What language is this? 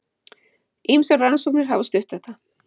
Icelandic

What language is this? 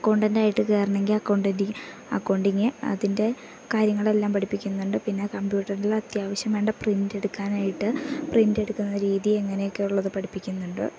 Malayalam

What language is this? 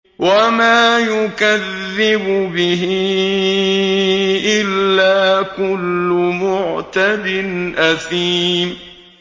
Arabic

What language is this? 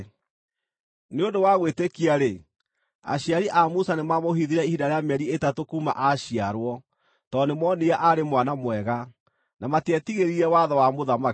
Kikuyu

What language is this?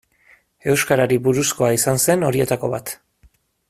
Basque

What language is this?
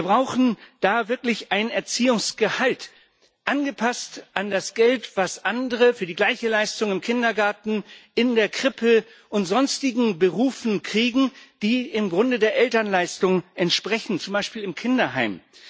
German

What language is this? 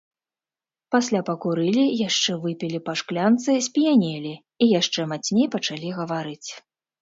Belarusian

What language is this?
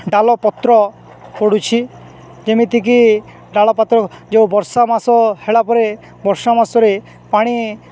Odia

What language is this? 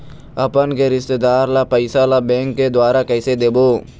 Chhattisgarhi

